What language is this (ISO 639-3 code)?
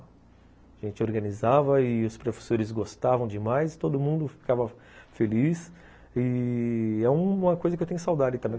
por